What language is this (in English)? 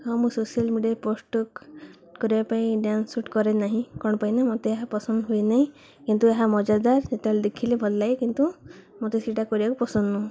Odia